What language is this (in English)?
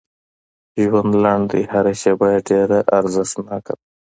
Pashto